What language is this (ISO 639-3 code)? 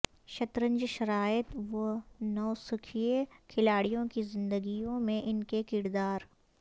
urd